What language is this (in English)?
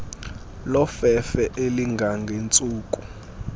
Xhosa